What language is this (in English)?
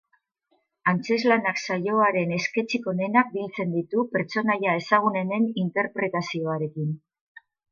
Basque